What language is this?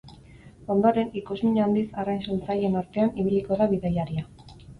Basque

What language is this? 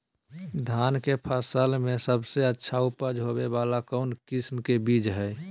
Magahi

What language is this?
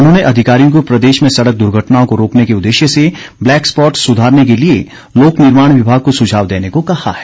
Hindi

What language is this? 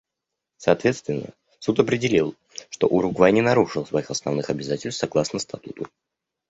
Russian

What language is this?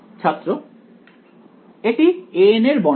Bangla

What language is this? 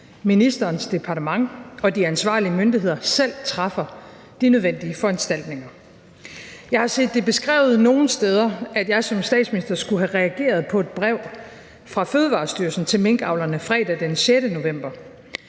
Danish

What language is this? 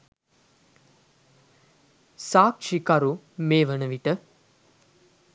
Sinhala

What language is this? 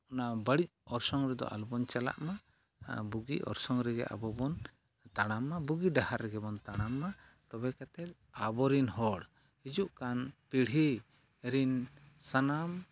Santali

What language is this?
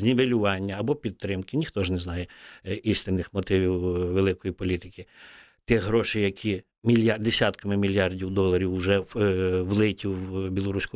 Ukrainian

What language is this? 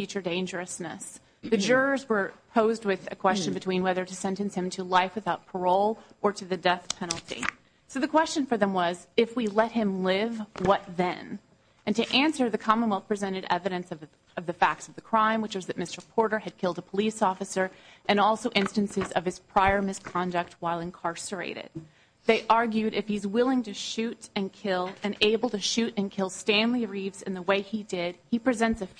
English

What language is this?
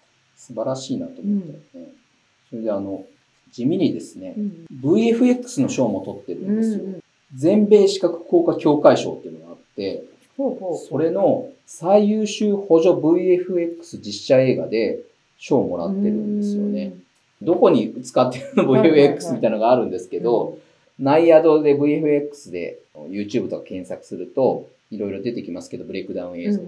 Japanese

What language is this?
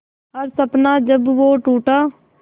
Hindi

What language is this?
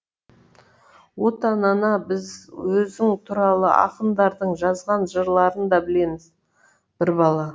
Kazakh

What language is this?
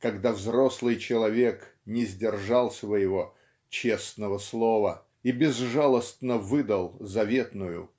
Russian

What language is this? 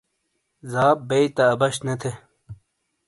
Shina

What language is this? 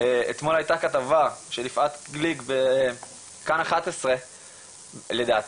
Hebrew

